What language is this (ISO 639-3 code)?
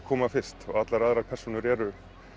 isl